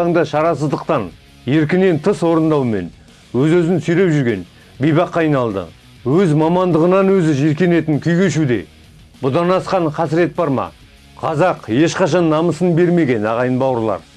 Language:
Kazakh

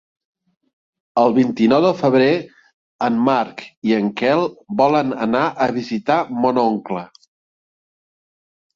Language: Catalan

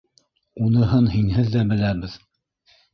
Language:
Bashkir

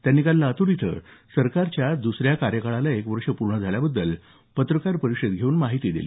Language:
Marathi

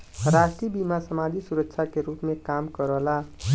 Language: Bhojpuri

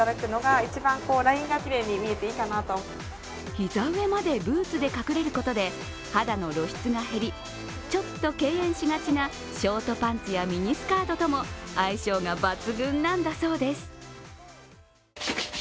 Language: Japanese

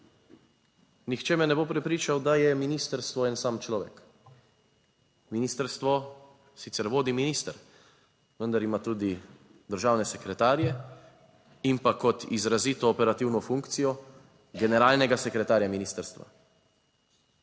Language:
Slovenian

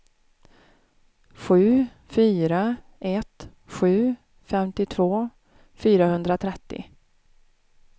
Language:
Swedish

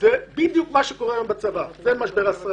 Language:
Hebrew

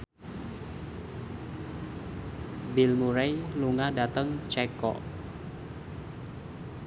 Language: Javanese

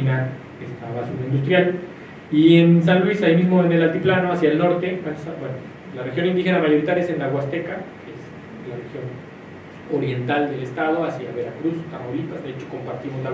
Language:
Spanish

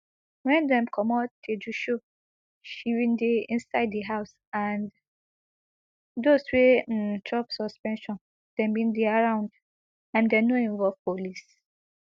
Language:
Nigerian Pidgin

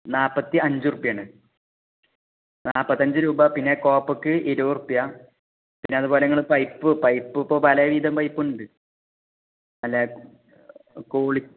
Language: Malayalam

